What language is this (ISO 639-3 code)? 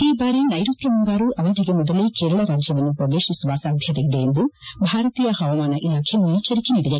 kan